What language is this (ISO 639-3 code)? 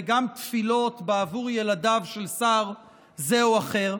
heb